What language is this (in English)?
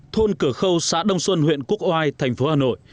Vietnamese